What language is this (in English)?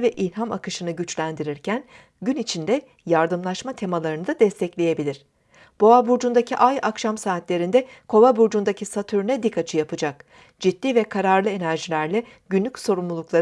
Turkish